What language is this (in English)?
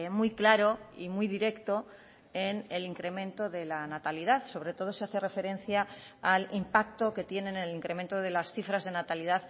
Spanish